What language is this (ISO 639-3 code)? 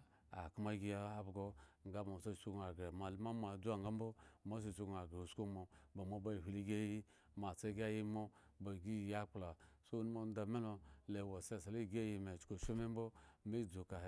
ego